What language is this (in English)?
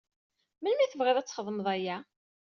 Kabyle